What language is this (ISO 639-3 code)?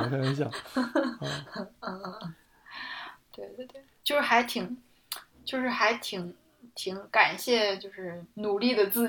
zho